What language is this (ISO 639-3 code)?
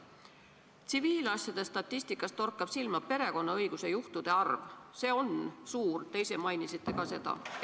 est